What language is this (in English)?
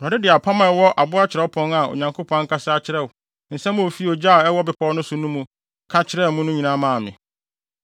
Akan